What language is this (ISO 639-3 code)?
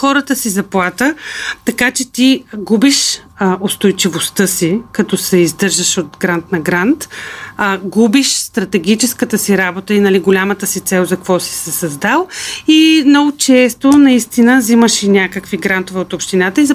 bul